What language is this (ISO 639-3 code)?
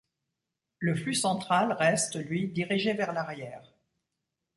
fra